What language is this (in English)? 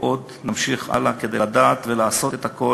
Hebrew